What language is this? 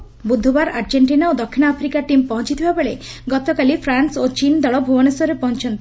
Odia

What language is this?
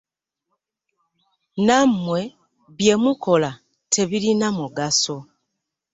Ganda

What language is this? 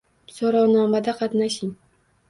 Uzbek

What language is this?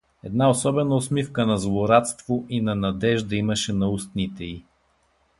Bulgarian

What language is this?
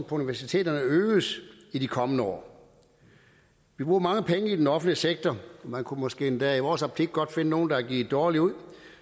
Danish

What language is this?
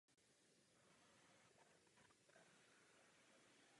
Czech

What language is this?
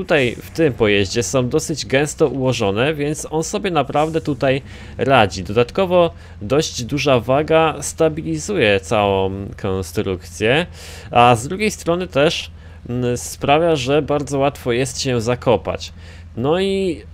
Polish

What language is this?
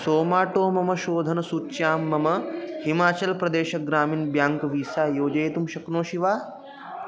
Sanskrit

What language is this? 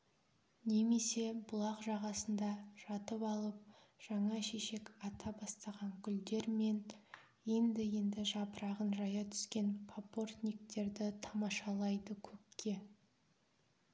Kazakh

